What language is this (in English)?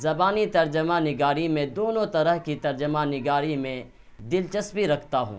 Urdu